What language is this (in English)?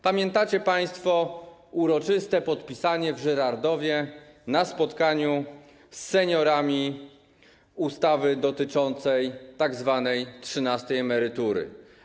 Polish